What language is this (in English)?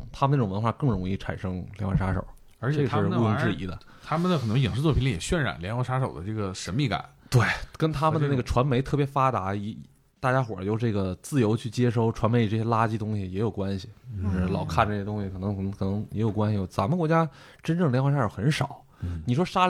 Chinese